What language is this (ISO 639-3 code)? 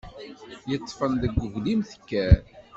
kab